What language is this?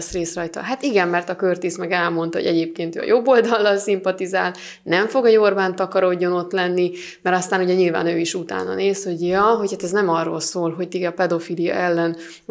Hungarian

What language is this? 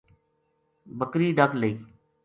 Gujari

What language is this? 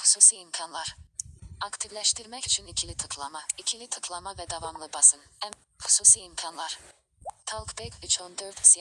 Turkish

